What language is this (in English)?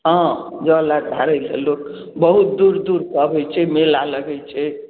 Maithili